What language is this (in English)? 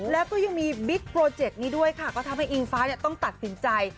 Thai